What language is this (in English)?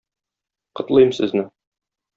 Tatar